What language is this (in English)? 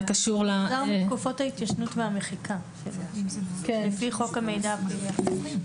Hebrew